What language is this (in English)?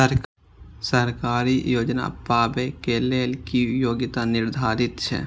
Maithili